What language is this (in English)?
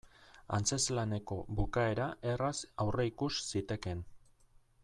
Basque